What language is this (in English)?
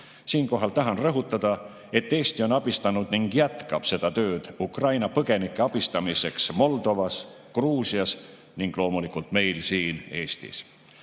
Estonian